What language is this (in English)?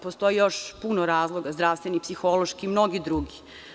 Serbian